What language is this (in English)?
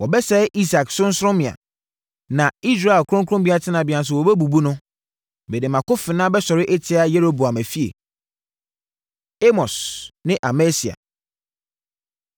Akan